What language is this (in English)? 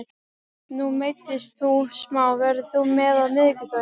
Icelandic